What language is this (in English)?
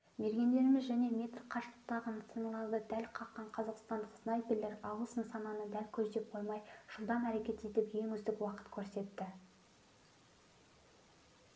Kazakh